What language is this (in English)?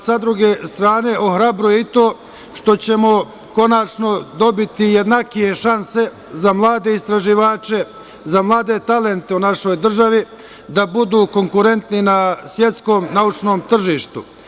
Serbian